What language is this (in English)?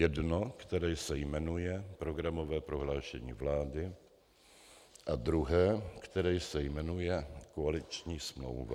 Czech